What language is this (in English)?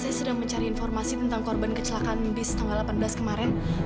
Indonesian